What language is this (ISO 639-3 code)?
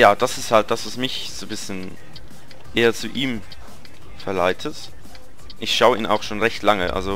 deu